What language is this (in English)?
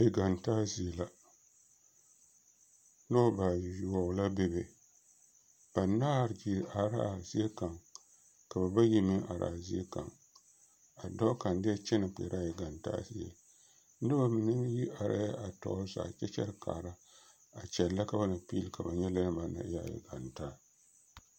Southern Dagaare